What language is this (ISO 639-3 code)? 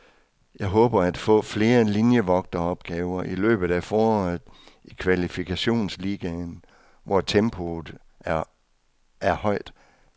dan